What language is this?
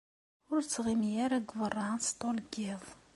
Kabyle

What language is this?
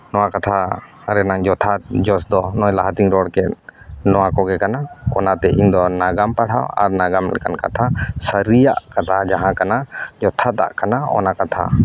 Santali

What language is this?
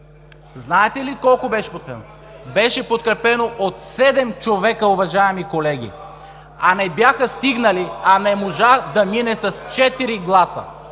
Bulgarian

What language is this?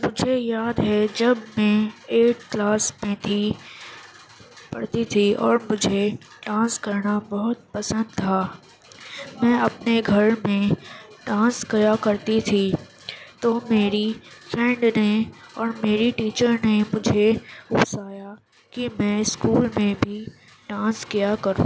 Urdu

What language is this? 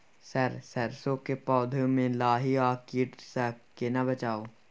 Maithili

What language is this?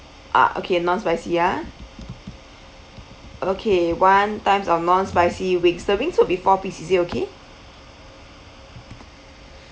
English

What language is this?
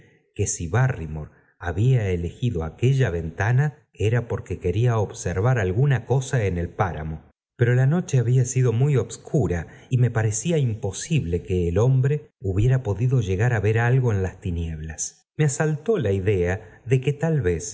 Spanish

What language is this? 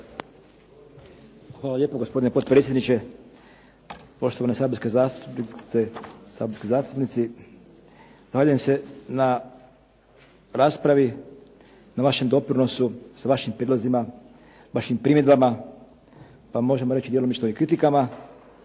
Croatian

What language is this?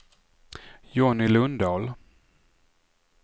Swedish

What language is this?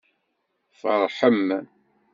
Kabyle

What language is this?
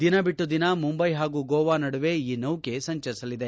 Kannada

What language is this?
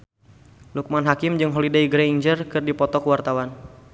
Sundanese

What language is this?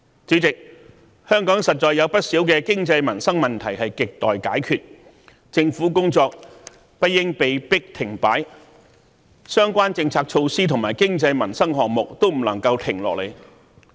Cantonese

